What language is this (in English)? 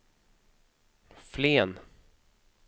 Swedish